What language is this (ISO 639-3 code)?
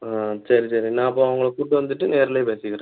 tam